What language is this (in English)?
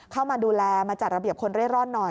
Thai